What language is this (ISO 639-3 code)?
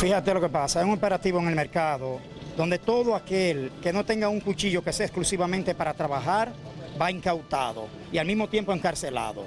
spa